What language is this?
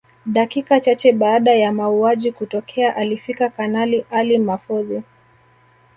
Swahili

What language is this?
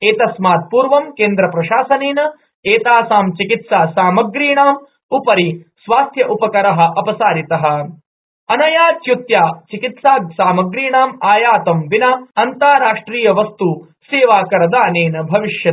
Sanskrit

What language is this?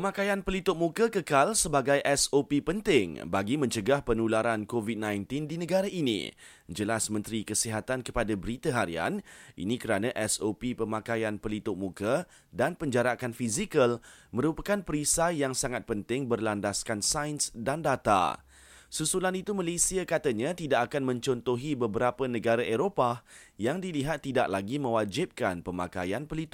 Malay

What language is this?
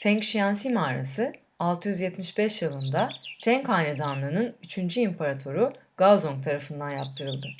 Turkish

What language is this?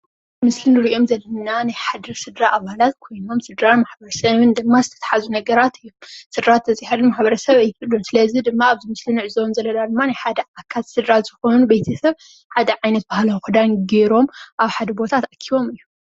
Tigrinya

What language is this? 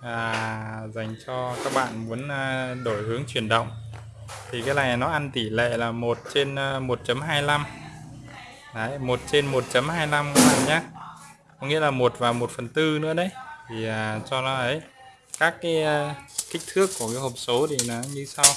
Vietnamese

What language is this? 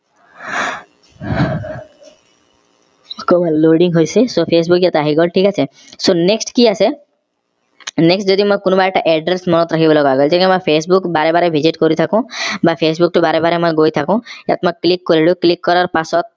Assamese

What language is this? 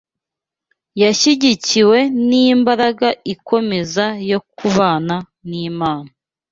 Kinyarwanda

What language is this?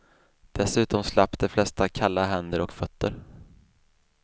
Swedish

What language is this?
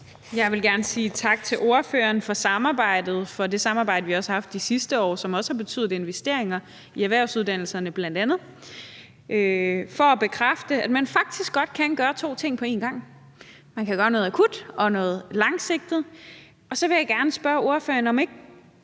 Danish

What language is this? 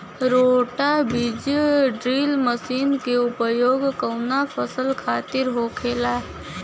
Bhojpuri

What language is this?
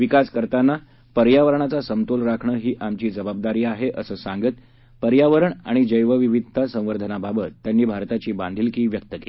Marathi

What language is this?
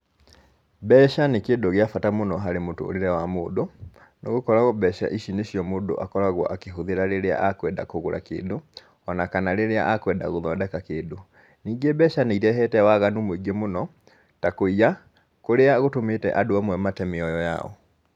Kikuyu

